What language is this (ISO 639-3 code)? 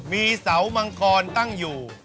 tha